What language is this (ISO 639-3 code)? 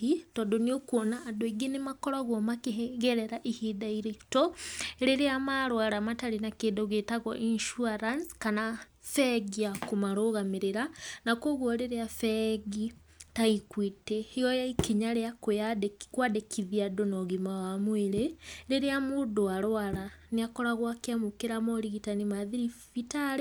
kik